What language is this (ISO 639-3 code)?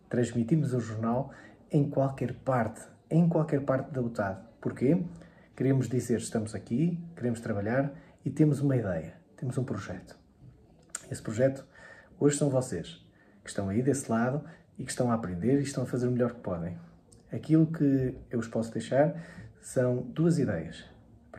por